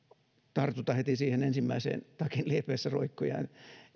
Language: Finnish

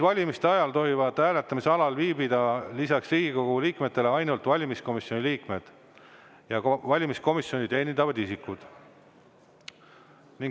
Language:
Estonian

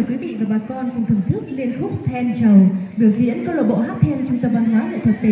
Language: Vietnamese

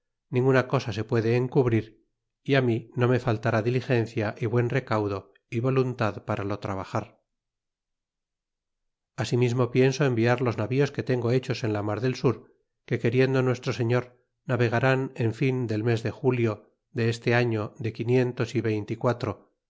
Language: Spanish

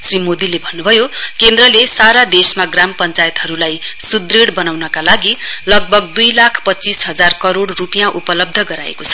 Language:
Nepali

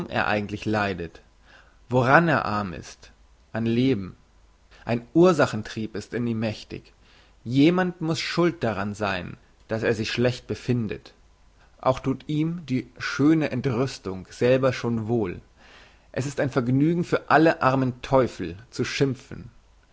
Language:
German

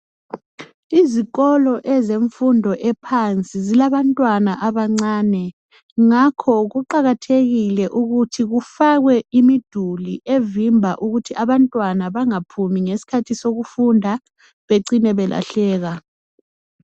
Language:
North Ndebele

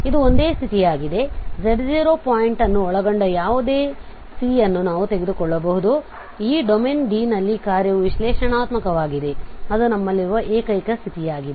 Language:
Kannada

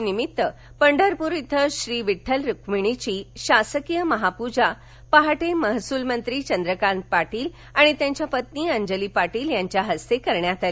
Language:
Marathi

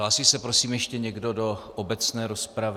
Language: Czech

